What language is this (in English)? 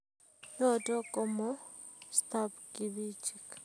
Kalenjin